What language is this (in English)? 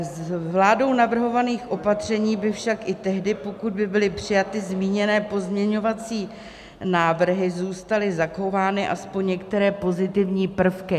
Czech